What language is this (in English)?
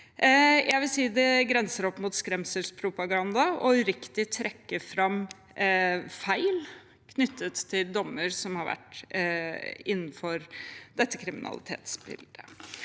Norwegian